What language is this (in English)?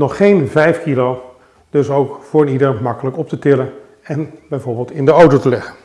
Dutch